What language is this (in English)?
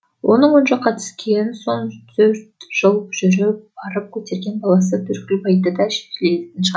Kazakh